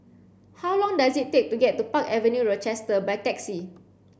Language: English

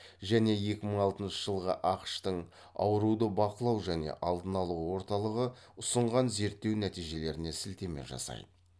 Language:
Kazakh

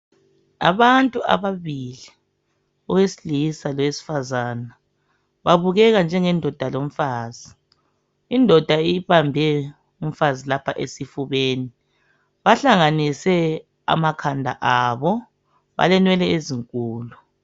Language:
North Ndebele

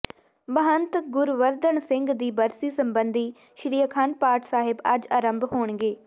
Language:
Punjabi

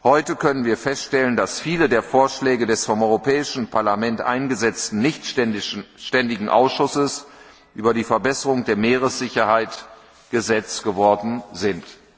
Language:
German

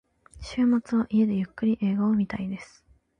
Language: Japanese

